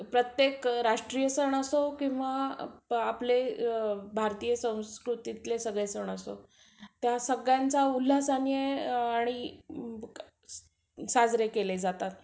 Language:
Marathi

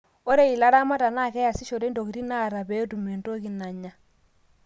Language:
Masai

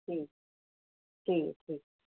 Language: Dogri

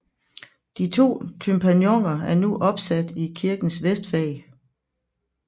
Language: Danish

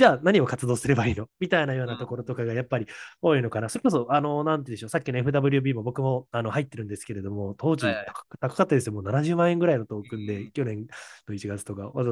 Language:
Japanese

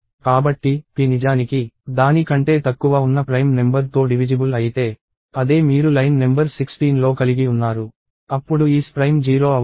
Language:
Telugu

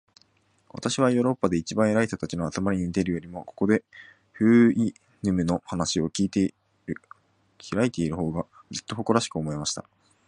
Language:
Japanese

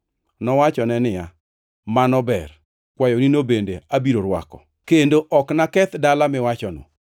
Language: Luo (Kenya and Tanzania)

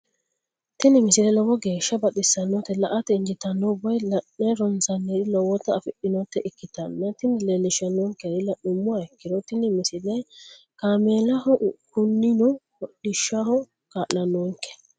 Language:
Sidamo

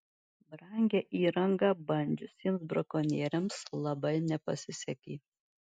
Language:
Lithuanian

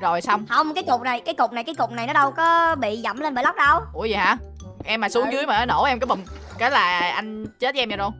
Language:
Vietnamese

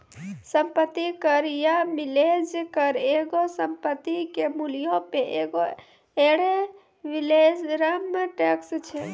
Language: Maithili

